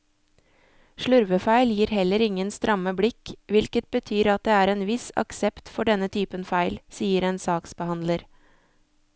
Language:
Norwegian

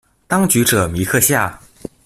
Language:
Chinese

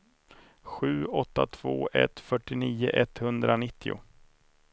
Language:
Swedish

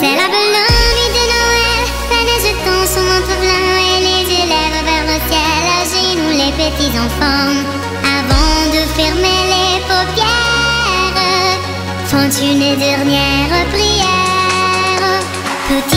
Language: Hungarian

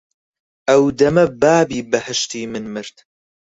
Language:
Central Kurdish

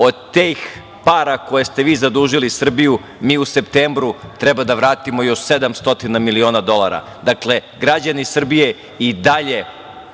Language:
Serbian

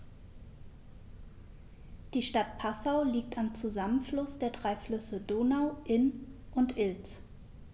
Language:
German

